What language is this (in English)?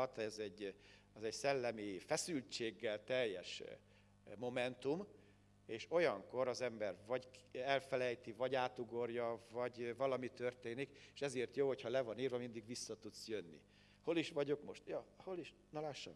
Hungarian